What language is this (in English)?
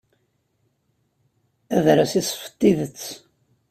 Kabyle